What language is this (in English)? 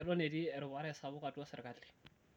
Masai